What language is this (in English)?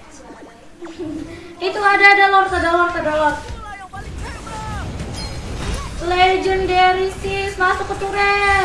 Indonesian